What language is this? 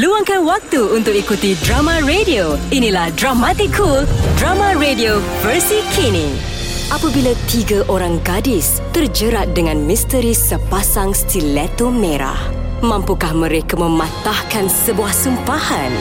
Malay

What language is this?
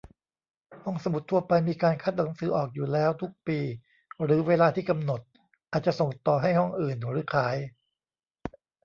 Thai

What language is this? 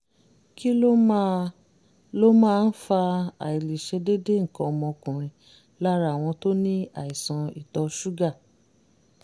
Yoruba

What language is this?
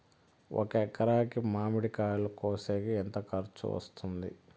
Telugu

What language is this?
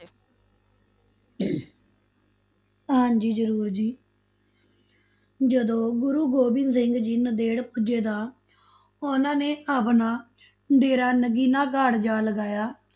Punjabi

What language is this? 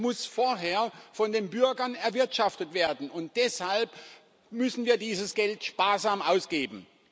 German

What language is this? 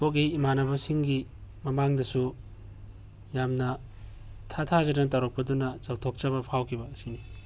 Manipuri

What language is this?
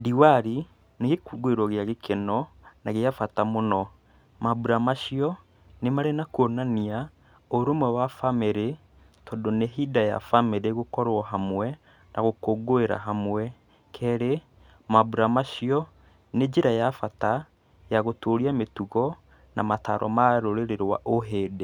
Kikuyu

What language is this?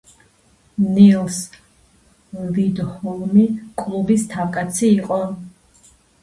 Georgian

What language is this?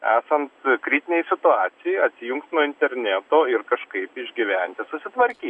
Lithuanian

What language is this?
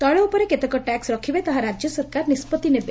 Odia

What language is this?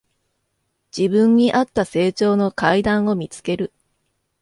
Japanese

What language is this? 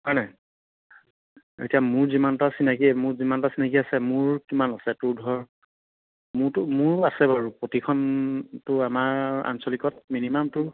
Assamese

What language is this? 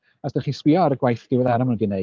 Welsh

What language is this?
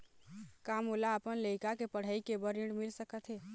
Chhattisgarhi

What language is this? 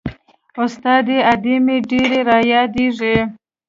Pashto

